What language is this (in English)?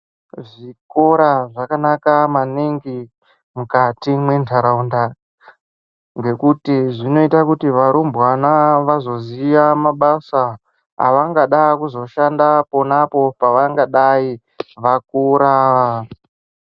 Ndau